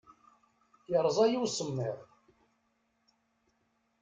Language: Kabyle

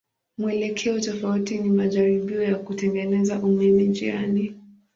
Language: Swahili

